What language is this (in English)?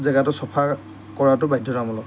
Assamese